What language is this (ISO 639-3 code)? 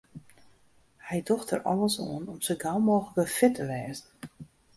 fry